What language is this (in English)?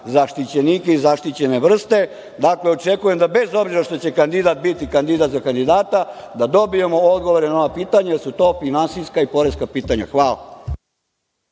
Serbian